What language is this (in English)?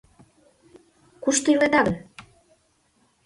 Mari